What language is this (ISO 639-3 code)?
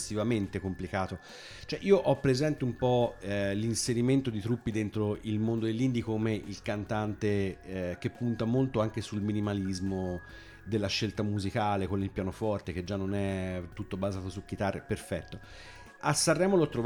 ita